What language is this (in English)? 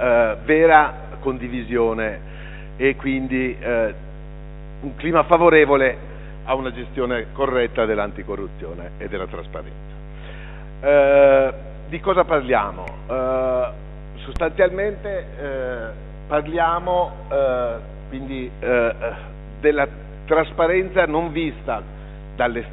Italian